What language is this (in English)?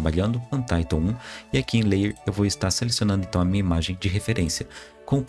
Portuguese